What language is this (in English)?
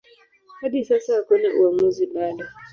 Swahili